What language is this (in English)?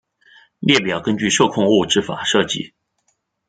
Chinese